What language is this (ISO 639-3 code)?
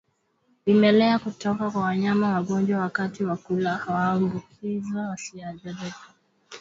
swa